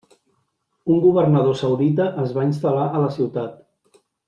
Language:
Catalan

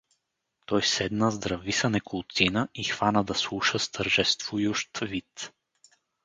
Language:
Bulgarian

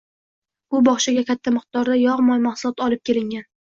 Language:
Uzbek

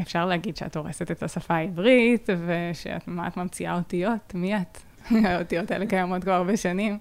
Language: Hebrew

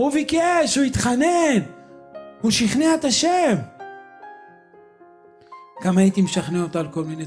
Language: Hebrew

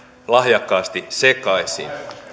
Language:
Finnish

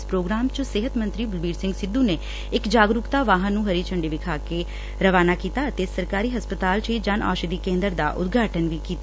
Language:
Punjabi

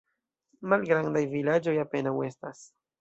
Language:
Esperanto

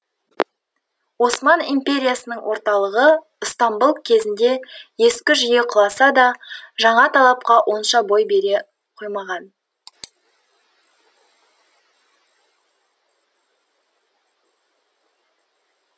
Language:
Kazakh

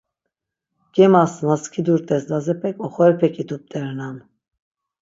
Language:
Laz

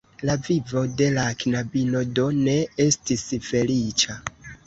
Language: Esperanto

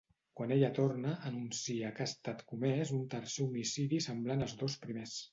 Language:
Catalan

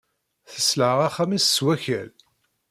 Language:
Kabyle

